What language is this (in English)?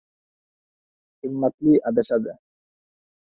Uzbek